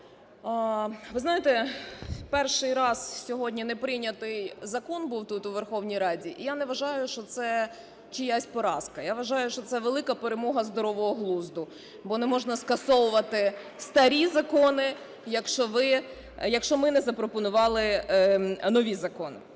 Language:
Ukrainian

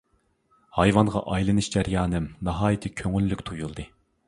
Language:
Uyghur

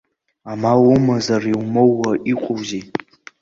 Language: Abkhazian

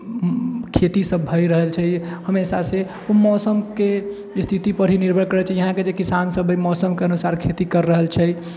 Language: Maithili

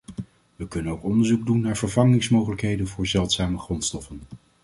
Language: Dutch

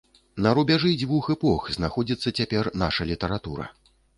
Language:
Belarusian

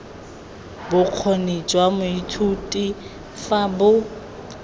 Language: Tswana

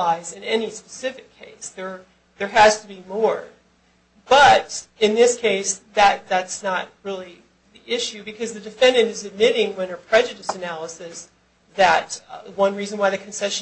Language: English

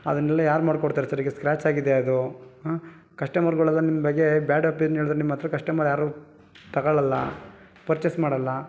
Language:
Kannada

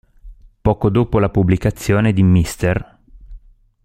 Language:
Italian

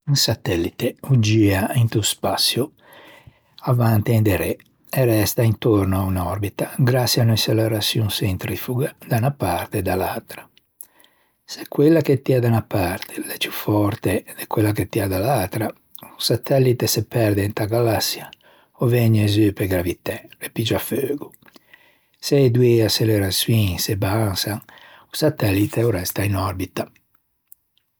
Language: Ligurian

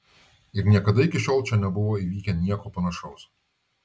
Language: Lithuanian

